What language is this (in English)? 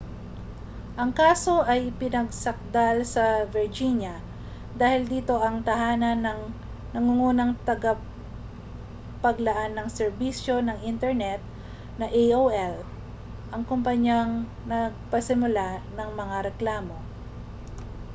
Filipino